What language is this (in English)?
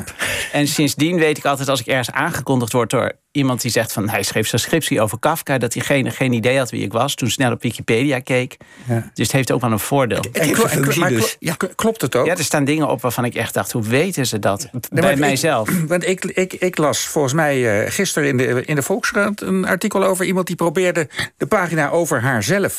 Dutch